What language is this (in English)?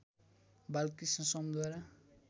Nepali